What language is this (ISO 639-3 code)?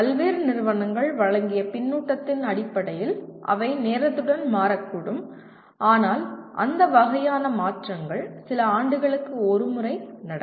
tam